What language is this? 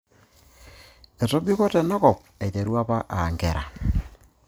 Masai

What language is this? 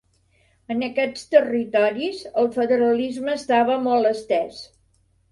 Catalan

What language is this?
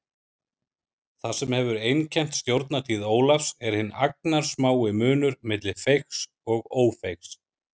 Icelandic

